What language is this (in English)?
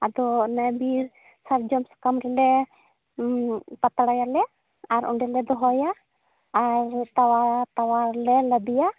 Santali